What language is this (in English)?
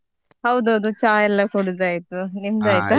Kannada